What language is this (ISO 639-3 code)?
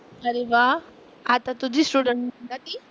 mar